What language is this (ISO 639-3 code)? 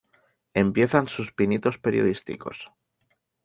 spa